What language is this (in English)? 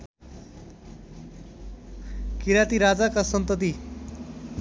Nepali